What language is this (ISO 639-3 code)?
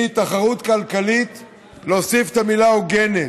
heb